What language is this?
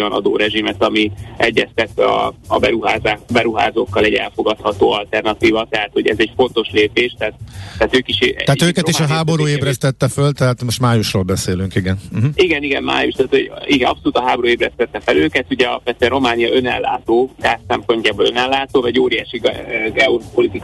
Hungarian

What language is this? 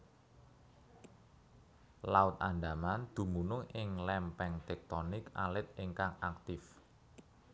Javanese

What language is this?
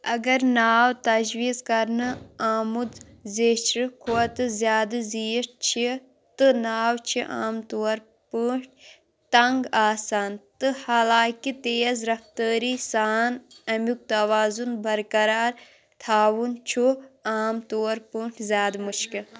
Kashmiri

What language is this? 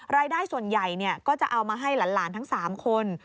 Thai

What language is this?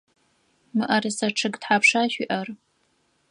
Adyghe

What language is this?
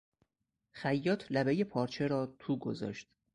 Persian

